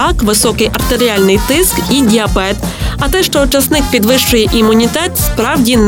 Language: Ukrainian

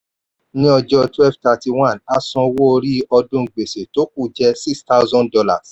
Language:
Yoruba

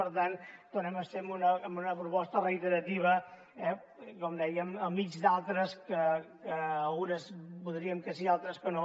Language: Catalan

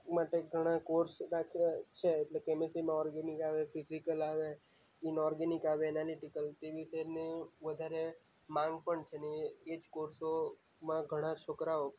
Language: Gujarati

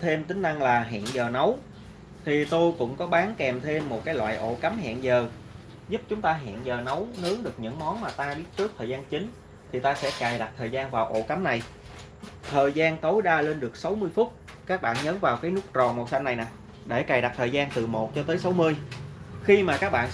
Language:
Vietnamese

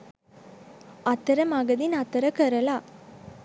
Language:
Sinhala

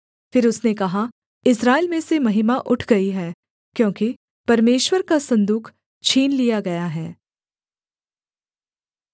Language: Hindi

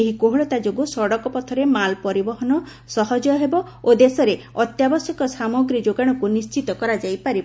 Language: Odia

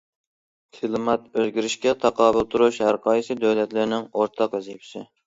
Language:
Uyghur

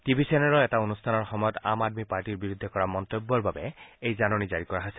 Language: Assamese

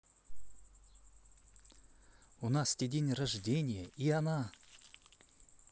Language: Russian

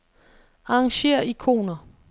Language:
Danish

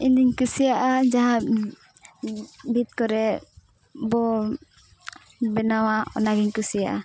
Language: Santali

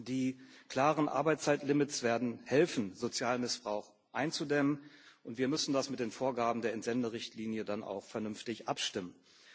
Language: German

